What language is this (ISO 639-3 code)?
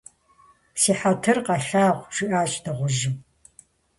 kbd